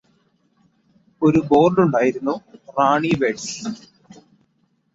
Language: Malayalam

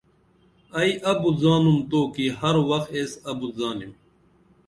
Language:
Dameli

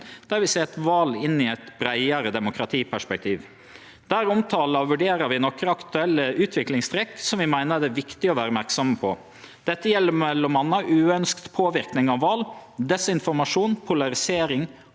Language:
Norwegian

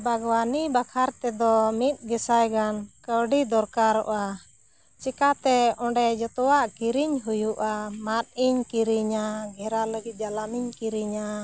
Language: Santali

